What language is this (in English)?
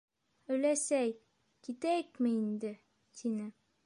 Bashkir